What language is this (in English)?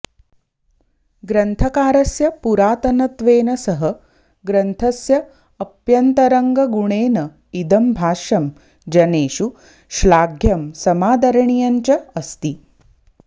Sanskrit